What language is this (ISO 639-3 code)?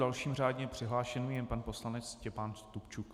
ces